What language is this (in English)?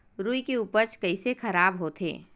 Chhattisgarhi